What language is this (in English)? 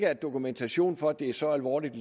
Danish